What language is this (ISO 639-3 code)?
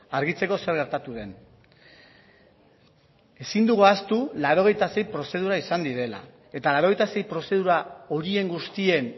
eus